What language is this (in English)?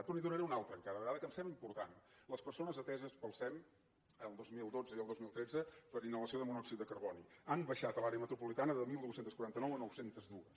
Catalan